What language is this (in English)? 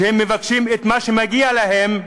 Hebrew